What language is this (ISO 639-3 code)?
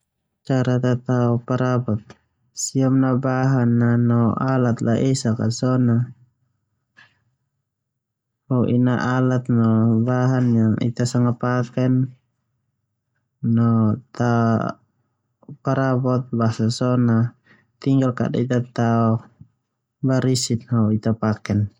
twu